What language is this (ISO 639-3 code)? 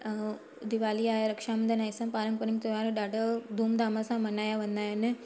snd